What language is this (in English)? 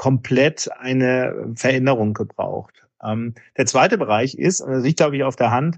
German